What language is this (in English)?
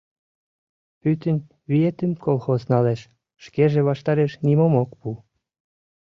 Mari